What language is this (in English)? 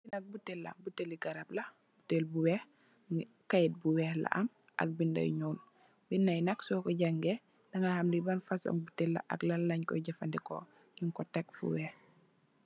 Wolof